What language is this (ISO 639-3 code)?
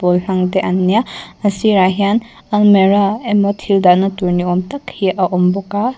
lus